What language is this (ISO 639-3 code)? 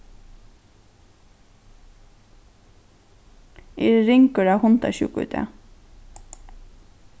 fao